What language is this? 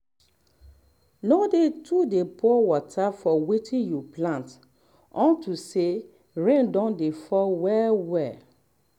Nigerian Pidgin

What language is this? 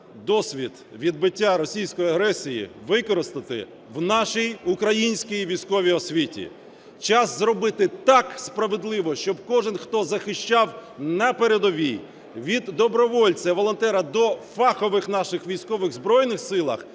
Ukrainian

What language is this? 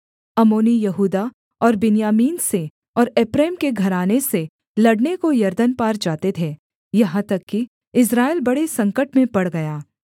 Hindi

